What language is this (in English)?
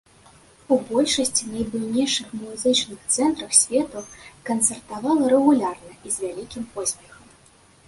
Belarusian